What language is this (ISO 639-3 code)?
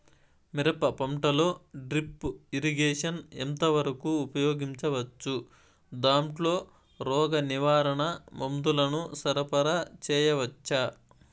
tel